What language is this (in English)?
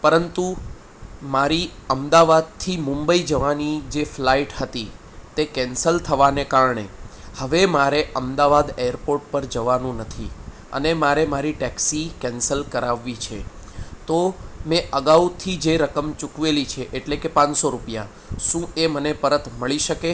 Gujarati